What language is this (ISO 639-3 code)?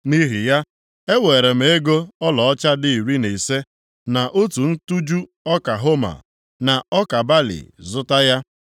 ibo